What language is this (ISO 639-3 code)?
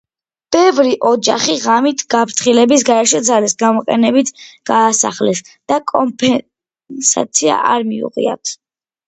kat